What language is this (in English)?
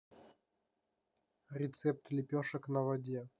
Russian